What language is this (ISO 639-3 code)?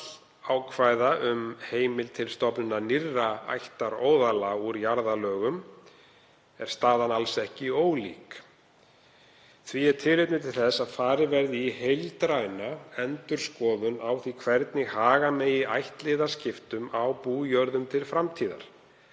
isl